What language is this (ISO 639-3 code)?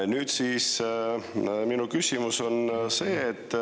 est